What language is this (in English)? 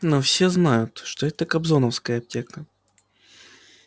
Russian